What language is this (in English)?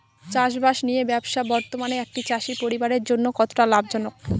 Bangla